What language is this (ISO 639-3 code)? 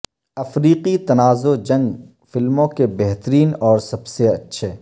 urd